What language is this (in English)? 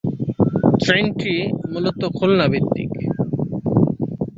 Bangla